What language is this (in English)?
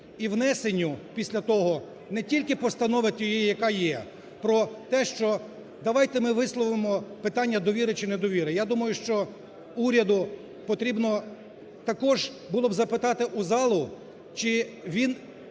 Ukrainian